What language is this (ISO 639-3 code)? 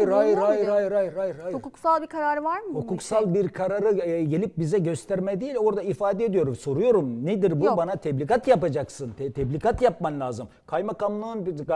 tur